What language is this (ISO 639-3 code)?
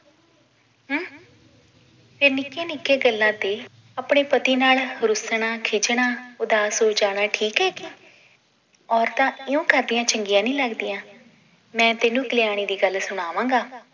pan